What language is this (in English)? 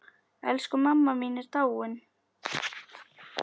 Icelandic